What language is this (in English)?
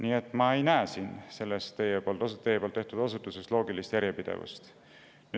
Estonian